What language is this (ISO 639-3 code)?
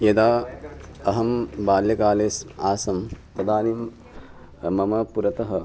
san